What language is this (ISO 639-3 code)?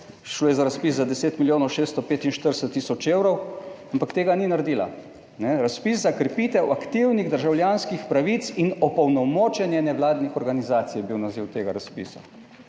slv